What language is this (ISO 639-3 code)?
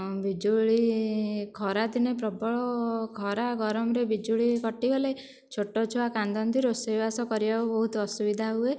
ori